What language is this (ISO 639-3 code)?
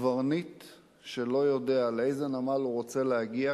heb